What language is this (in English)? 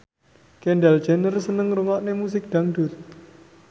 Javanese